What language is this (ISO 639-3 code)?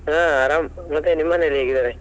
kan